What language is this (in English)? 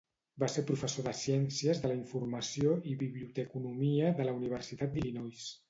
Catalan